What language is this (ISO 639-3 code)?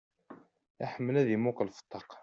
kab